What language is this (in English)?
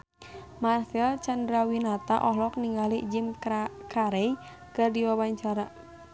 Sundanese